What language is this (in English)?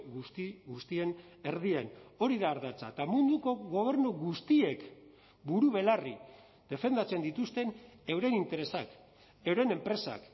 Basque